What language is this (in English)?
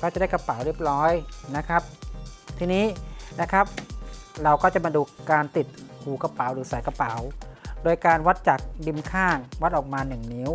Thai